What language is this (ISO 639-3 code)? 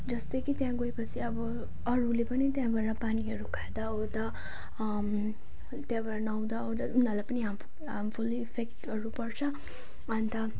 nep